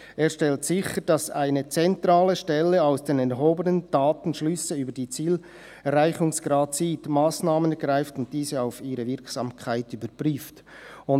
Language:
Swiss German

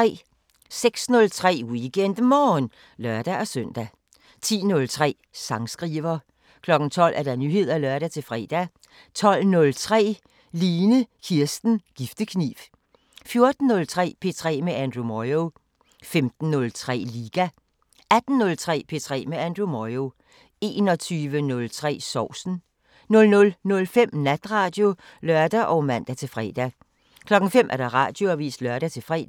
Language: Danish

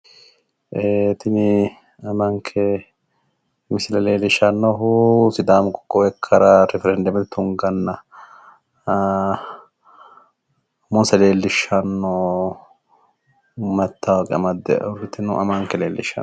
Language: Sidamo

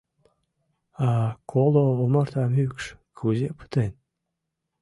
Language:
Mari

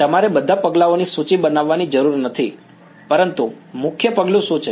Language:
Gujarati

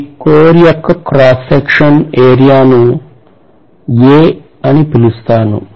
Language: Telugu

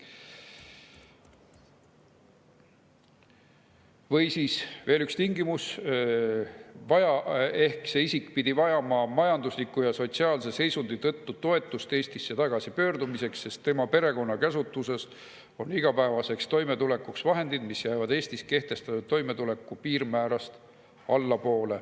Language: Estonian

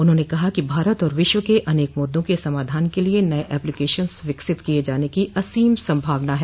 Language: Hindi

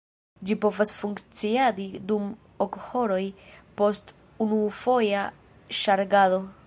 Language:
Esperanto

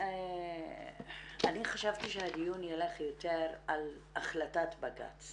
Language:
Hebrew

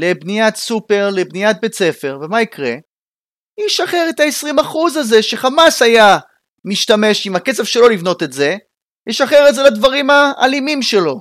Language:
Hebrew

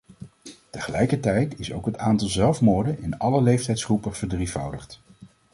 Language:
Dutch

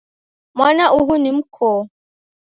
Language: Taita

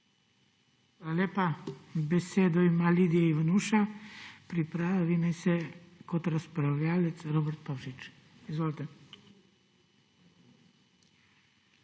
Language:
Slovenian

